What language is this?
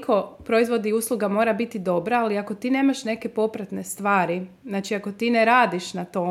Croatian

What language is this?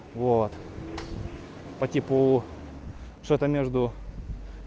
Russian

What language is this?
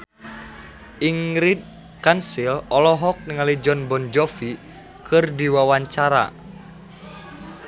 Sundanese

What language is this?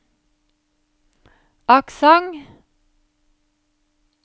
Norwegian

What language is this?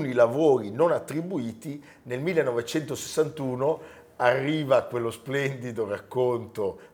Italian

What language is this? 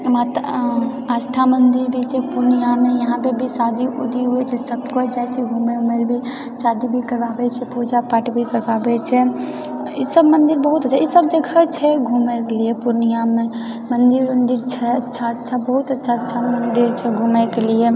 Maithili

